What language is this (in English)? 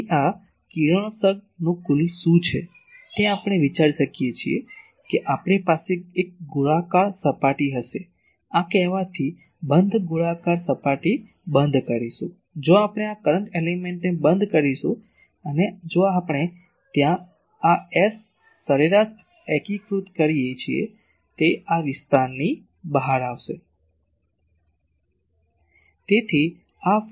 Gujarati